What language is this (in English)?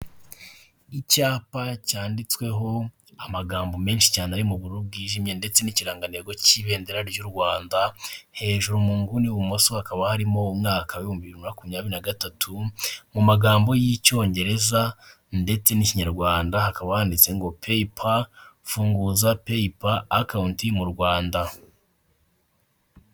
Kinyarwanda